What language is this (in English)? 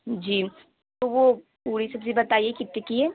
Urdu